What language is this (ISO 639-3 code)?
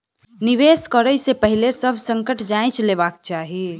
mai